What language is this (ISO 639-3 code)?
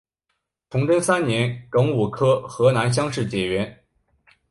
zho